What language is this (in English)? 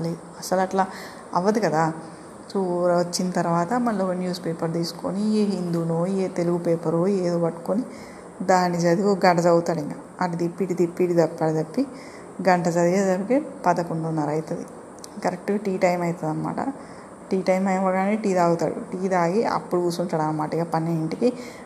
Telugu